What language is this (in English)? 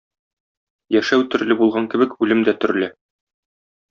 Tatar